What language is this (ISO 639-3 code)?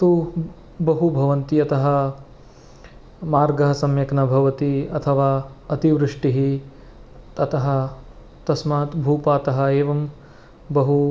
san